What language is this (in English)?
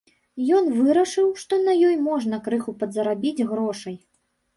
Belarusian